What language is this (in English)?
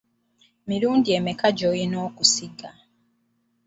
Ganda